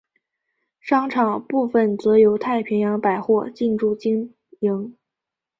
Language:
Chinese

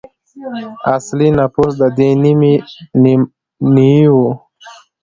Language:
Pashto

